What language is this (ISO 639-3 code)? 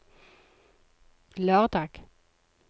nor